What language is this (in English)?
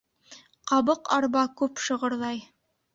Bashkir